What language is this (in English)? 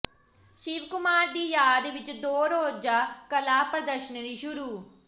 Punjabi